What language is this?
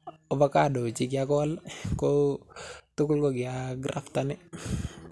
Kalenjin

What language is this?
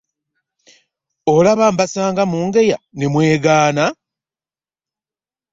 Ganda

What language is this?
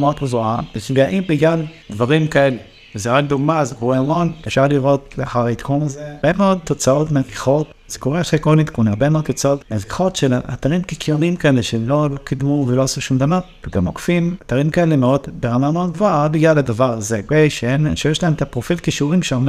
Hebrew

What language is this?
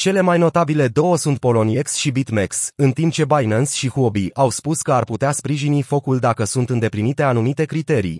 Romanian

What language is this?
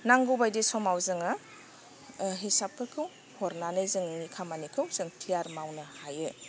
Bodo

